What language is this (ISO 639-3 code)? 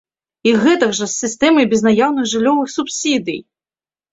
bel